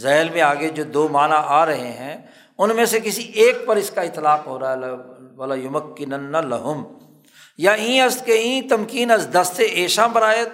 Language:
Urdu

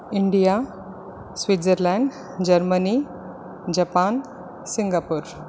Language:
Sanskrit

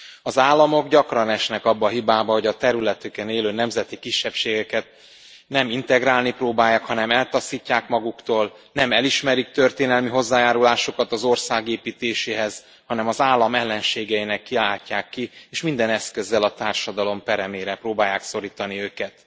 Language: Hungarian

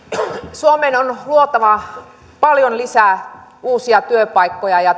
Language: Finnish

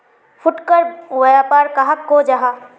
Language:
Magahi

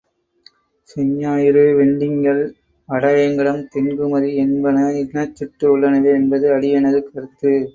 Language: Tamil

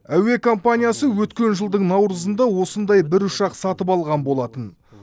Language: Kazakh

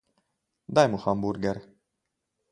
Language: Slovenian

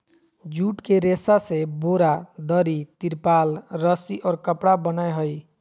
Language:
Magahi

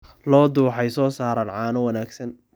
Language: Somali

